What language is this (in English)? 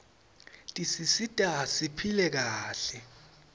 Swati